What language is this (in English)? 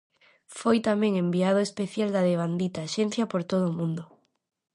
Galician